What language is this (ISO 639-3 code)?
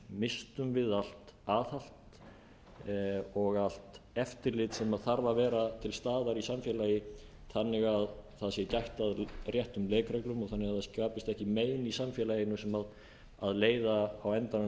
isl